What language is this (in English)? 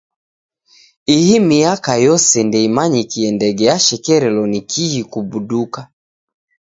Taita